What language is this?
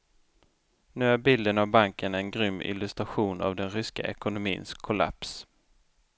Swedish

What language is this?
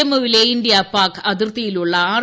Malayalam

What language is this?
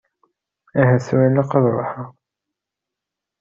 Kabyle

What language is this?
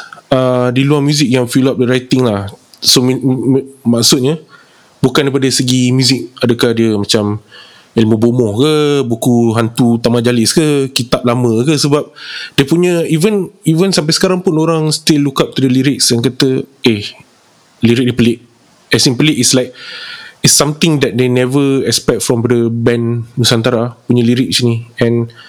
Malay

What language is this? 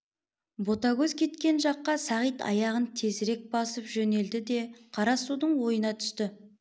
Kazakh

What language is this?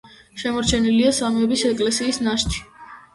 Georgian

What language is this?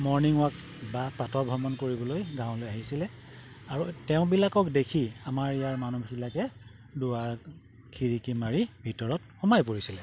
Assamese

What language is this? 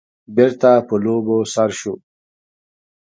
Pashto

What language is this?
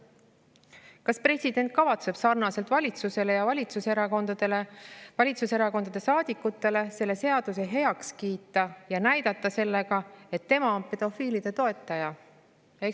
Estonian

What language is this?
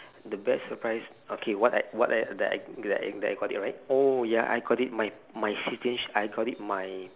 English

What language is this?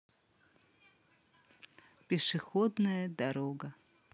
Russian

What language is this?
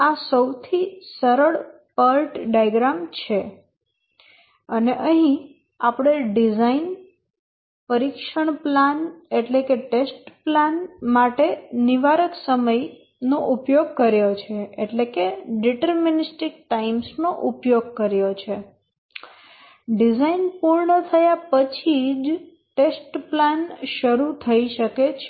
Gujarati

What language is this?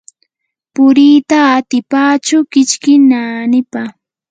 Yanahuanca Pasco Quechua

